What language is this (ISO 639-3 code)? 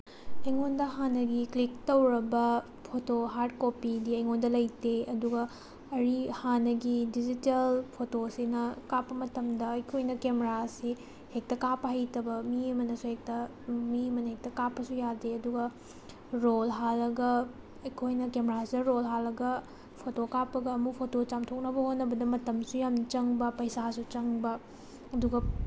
mni